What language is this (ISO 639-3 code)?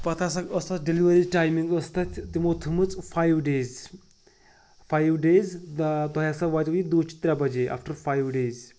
kas